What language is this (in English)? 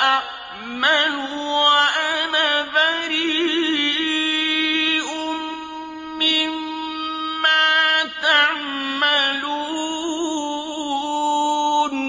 Arabic